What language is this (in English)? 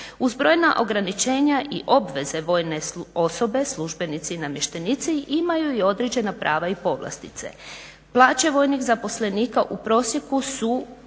Croatian